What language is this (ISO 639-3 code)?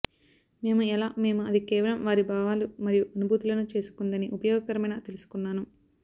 tel